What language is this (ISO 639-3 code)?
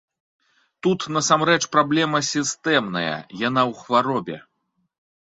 bel